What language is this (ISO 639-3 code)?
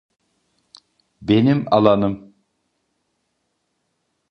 tur